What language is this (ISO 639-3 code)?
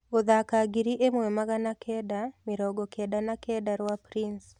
kik